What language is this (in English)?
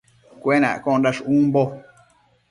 Matsés